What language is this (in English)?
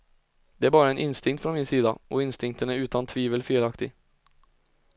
Swedish